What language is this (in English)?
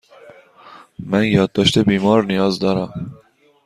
Persian